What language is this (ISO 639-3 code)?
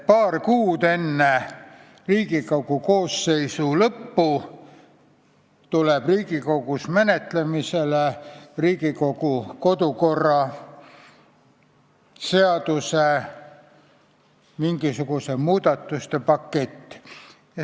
est